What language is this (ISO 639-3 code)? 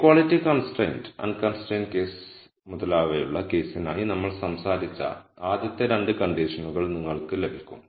mal